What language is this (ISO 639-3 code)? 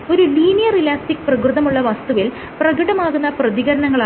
mal